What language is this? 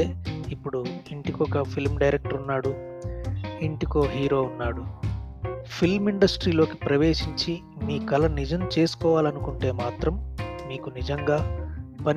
Telugu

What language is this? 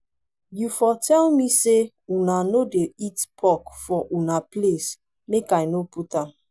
Nigerian Pidgin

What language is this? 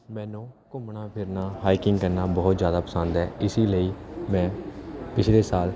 Punjabi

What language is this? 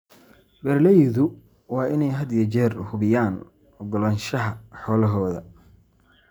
Somali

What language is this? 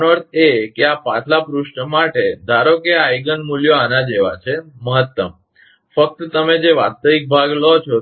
Gujarati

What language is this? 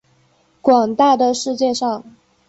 Chinese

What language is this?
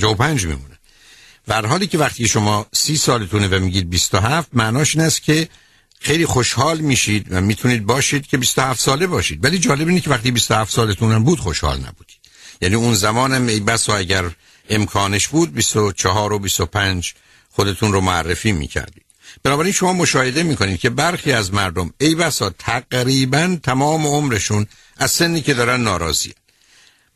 Persian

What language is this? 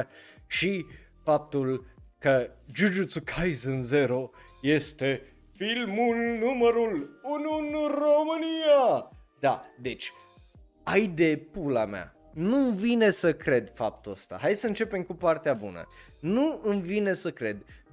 Romanian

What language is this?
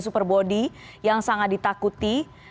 Indonesian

